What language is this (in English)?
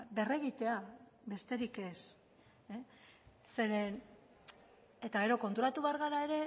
Basque